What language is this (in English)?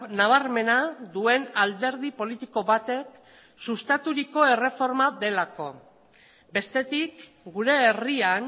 Basque